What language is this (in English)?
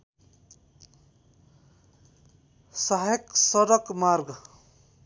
Nepali